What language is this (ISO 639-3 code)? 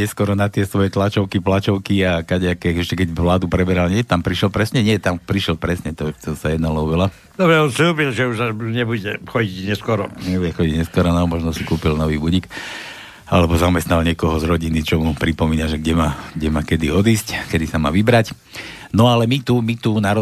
slk